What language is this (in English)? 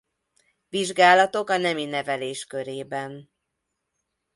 Hungarian